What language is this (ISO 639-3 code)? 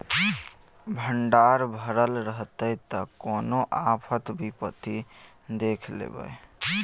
mai